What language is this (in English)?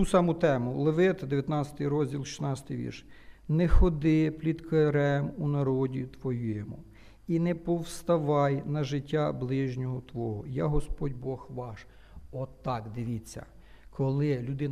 Ukrainian